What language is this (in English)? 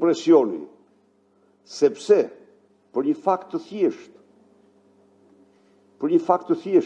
Romanian